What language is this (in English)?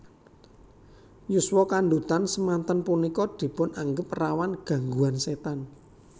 Javanese